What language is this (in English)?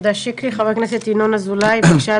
Hebrew